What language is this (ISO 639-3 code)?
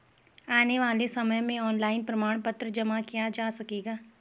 hin